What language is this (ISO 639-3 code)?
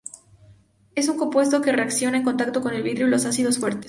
spa